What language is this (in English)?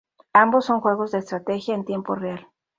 Spanish